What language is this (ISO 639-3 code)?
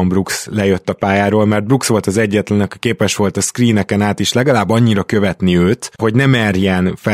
hun